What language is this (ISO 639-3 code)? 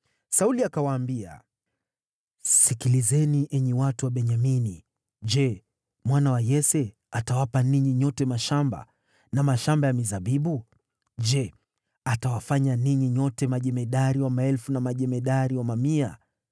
swa